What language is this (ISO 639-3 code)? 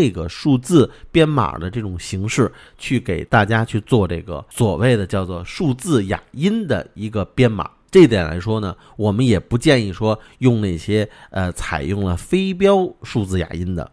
zho